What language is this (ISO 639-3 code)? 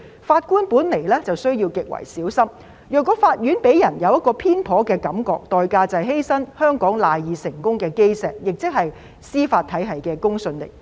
yue